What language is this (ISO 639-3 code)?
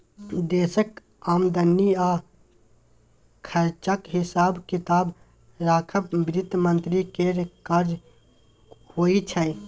mai